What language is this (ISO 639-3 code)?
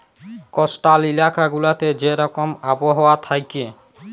ben